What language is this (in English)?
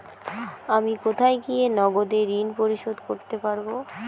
Bangla